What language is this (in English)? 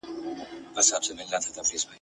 Pashto